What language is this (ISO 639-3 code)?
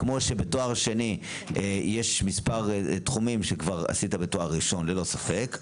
heb